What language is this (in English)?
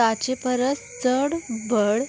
Konkani